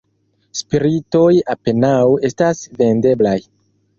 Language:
Esperanto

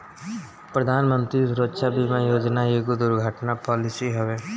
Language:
Bhojpuri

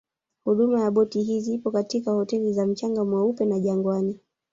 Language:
Swahili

